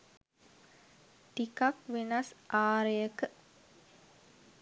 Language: Sinhala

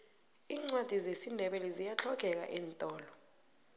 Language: South Ndebele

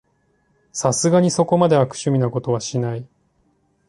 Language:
Japanese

